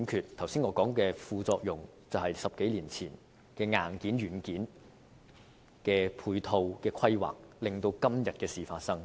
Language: Cantonese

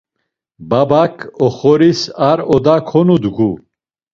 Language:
Laz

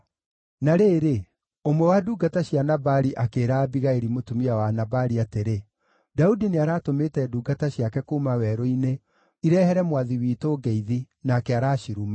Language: Kikuyu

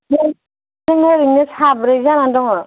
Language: Bodo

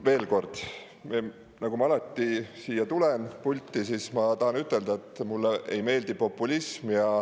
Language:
Estonian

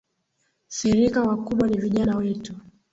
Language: Swahili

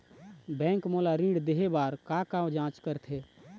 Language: Chhattisgarhi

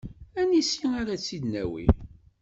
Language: Kabyle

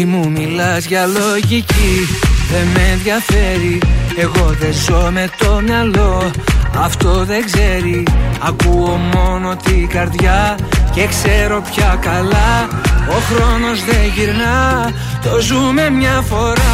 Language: Greek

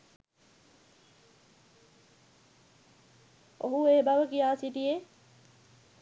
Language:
Sinhala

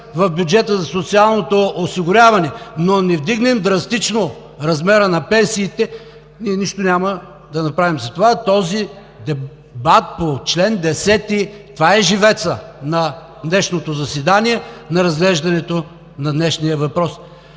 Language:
Bulgarian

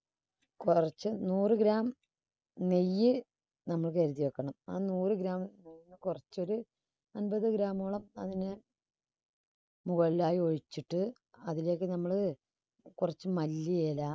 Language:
Malayalam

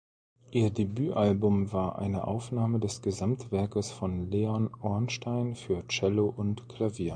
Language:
German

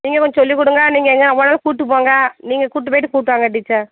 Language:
Tamil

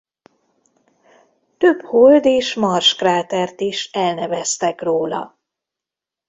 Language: Hungarian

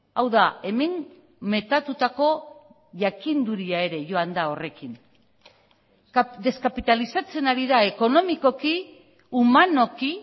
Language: Basque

